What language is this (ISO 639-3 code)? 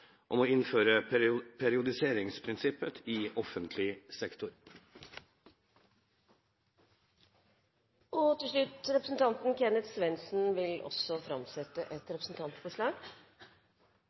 nno